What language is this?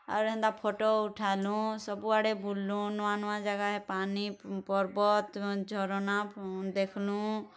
Odia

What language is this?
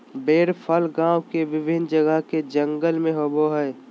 Magahi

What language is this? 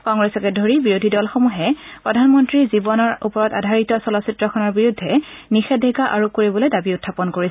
Assamese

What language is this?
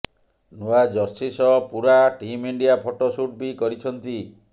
Odia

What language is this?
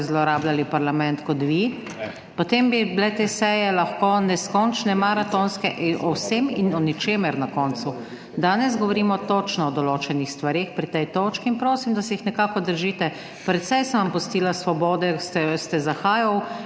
Slovenian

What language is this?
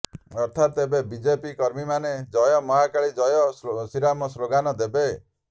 Odia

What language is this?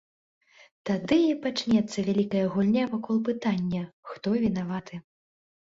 Belarusian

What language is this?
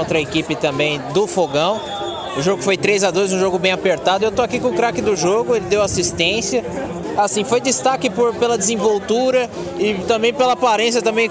Portuguese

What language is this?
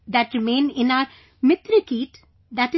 English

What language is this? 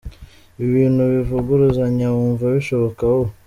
Kinyarwanda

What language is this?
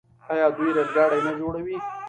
Pashto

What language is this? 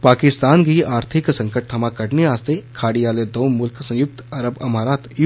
Dogri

